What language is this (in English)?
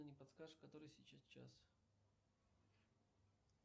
Russian